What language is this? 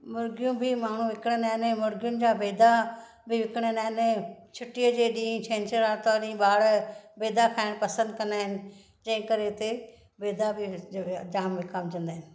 Sindhi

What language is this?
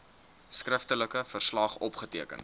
Afrikaans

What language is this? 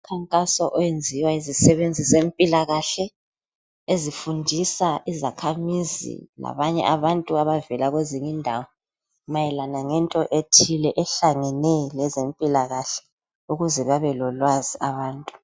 North Ndebele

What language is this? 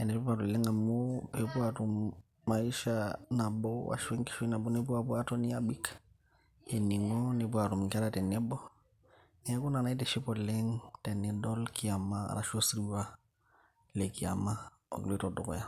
Masai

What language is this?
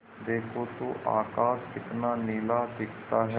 Hindi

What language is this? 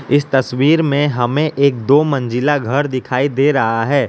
Hindi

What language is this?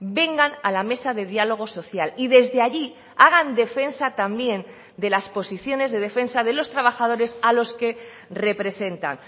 Spanish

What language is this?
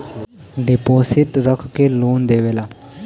Bhojpuri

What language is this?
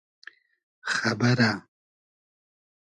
Hazaragi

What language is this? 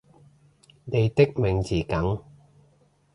Cantonese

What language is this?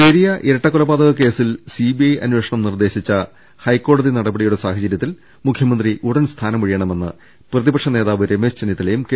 Malayalam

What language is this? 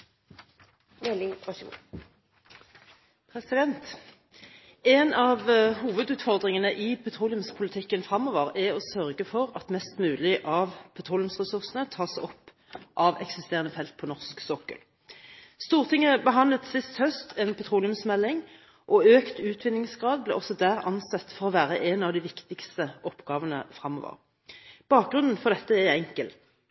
Norwegian Bokmål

